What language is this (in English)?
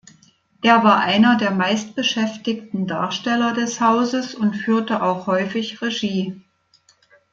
German